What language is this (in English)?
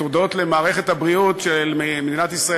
Hebrew